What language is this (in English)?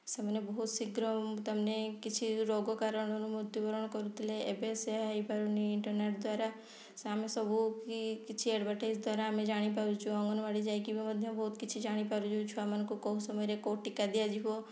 Odia